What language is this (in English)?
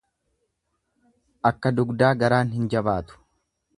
Oromo